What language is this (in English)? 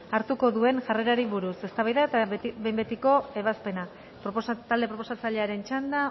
Basque